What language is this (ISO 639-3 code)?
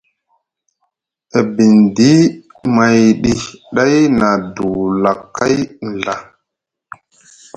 mug